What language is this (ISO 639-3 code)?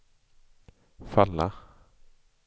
swe